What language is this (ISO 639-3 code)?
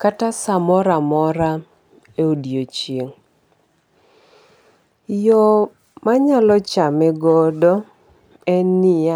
luo